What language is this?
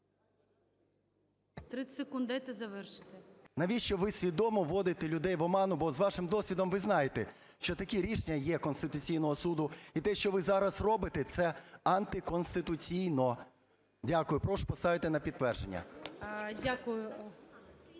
Ukrainian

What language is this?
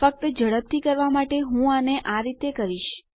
Gujarati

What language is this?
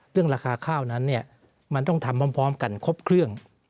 Thai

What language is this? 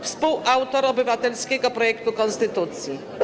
Polish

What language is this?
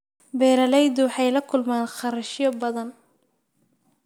Somali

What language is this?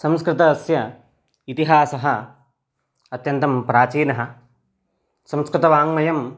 Sanskrit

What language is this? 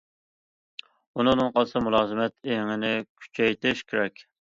Uyghur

